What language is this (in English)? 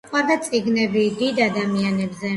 Georgian